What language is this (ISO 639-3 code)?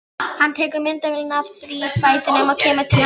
isl